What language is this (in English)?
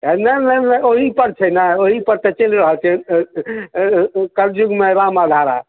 Maithili